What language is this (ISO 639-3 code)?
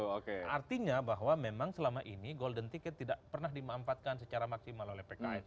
ind